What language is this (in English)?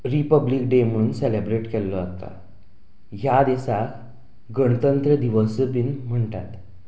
Konkani